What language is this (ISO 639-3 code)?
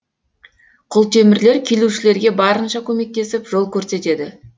kaz